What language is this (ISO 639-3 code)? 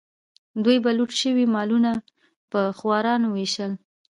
pus